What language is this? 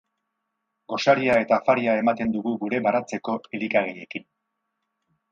Basque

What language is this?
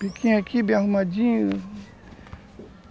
Portuguese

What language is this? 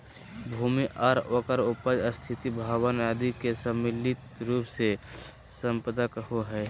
Magahi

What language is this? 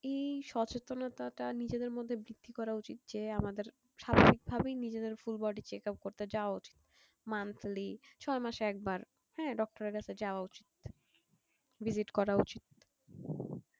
Bangla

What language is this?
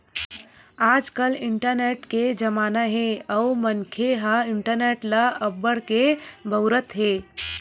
Chhattisgarhi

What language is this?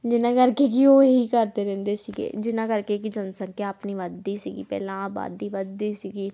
Punjabi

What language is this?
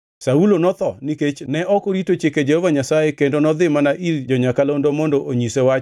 Luo (Kenya and Tanzania)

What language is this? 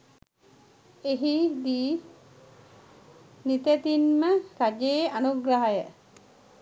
Sinhala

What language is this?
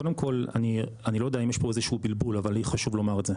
Hebrew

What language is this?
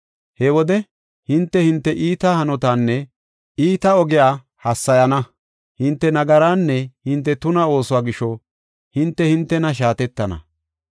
Gofa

